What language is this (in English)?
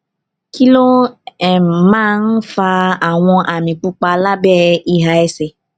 Yoruba